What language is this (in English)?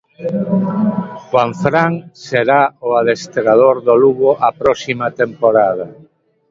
Galician